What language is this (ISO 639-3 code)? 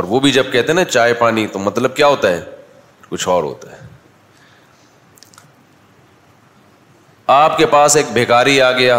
urd